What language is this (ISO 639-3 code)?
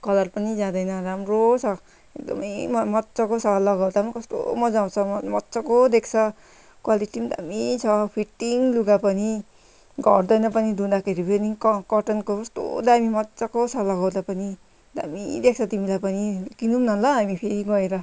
nep